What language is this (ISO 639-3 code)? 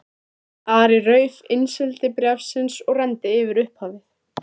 isl